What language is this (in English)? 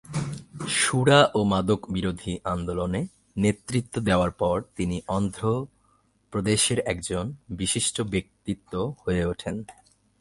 Bangla